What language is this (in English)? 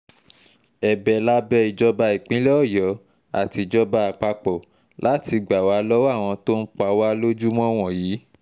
Yoruba